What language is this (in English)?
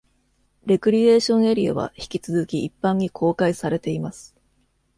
Japanese